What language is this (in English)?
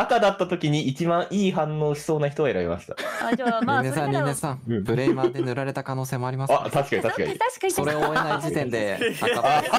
Japanese